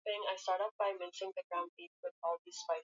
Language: Swahili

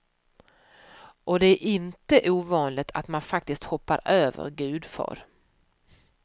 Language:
Swedish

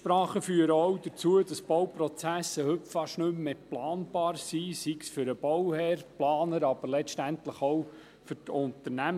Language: Swiss German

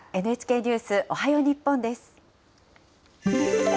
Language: Japanese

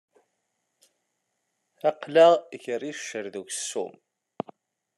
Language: Kabyle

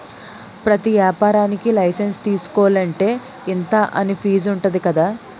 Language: Telugu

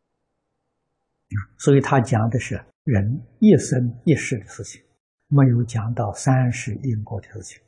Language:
Chinese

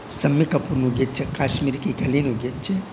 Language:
Gujarati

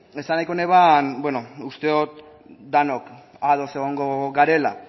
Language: Basque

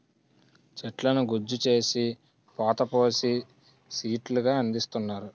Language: Telugu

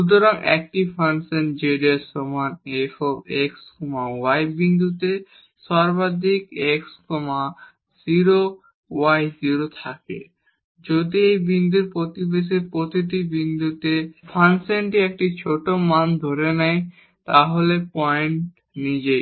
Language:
Bangla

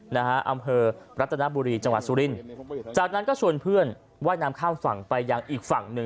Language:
Thai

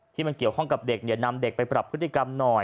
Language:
Thai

